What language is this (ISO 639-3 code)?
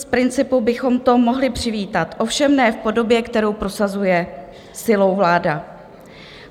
ces